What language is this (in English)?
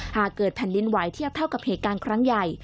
Thai